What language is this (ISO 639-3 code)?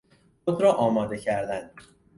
fas